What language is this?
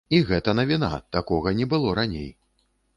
Belarusian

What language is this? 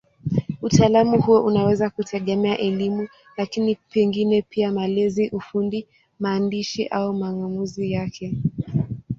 Swahili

